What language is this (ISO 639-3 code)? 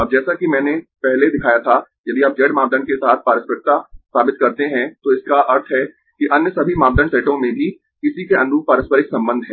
hin